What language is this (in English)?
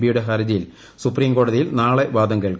Malayalam